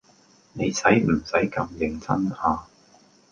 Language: Cantonese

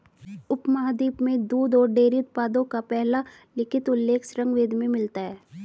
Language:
Hindi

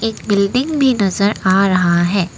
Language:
Hindi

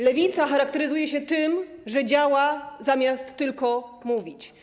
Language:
Polish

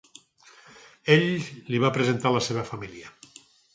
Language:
Catalan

